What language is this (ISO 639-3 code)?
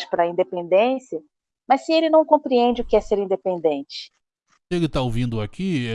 por